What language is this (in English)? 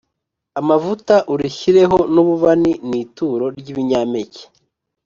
Kinyarwanda